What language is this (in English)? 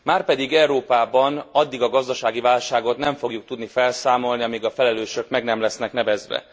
Hungarian